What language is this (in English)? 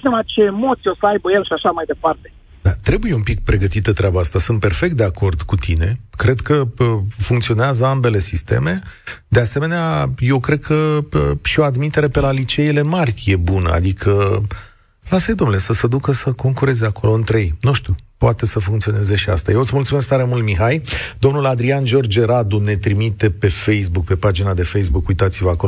Romanian